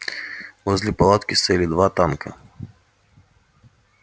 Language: Russian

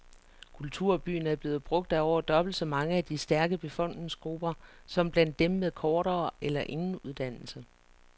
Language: Danish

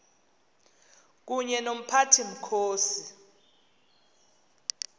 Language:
Xhosa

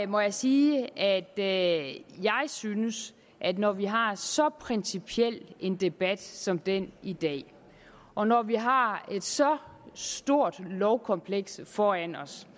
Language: Danish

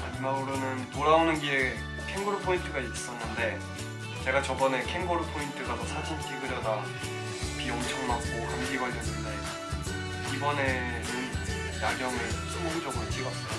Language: Korean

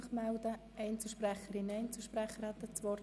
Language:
Swiss German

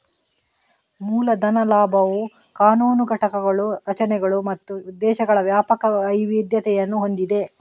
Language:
Kannada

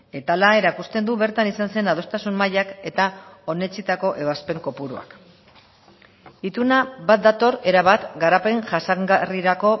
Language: Basque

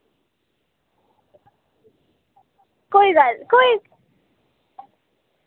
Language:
Dogri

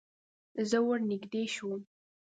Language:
Pashto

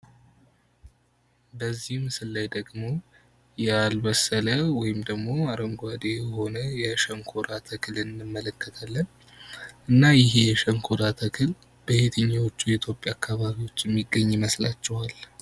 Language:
Amharic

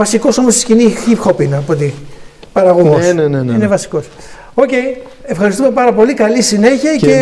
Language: Greek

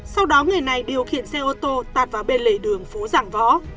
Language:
Vietnamese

